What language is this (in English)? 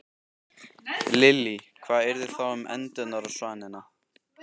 Icelandic